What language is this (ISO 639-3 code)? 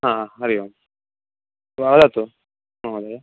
san